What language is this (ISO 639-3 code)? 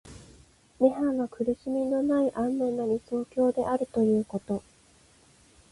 jpn